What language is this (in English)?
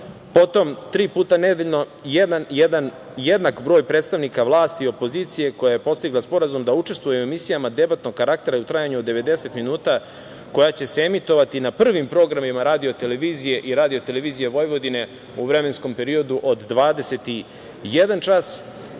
Serbian